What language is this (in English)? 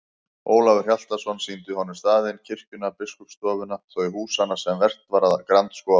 Icelandic